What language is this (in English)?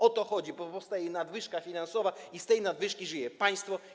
Polish